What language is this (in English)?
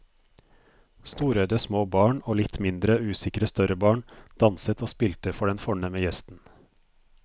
Norwegian